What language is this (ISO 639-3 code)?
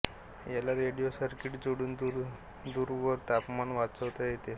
mar